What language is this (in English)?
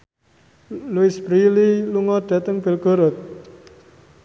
Javanese